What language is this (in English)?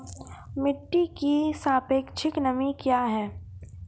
Maithili